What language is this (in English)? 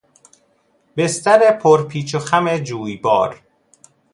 Persian